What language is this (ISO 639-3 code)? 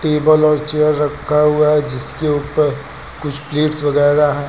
hin